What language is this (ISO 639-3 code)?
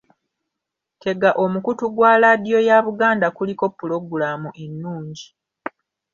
lug